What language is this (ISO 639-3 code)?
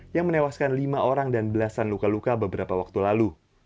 ind